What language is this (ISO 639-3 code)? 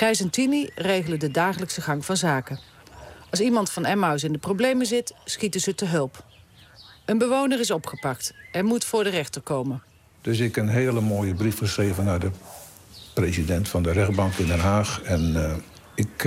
nld